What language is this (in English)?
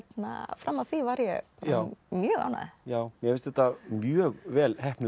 Icelandic